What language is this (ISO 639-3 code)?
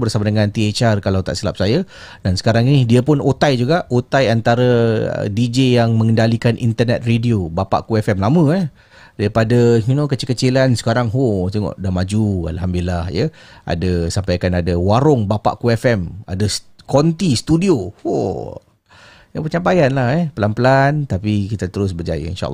msa